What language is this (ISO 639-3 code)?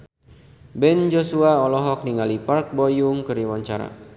sun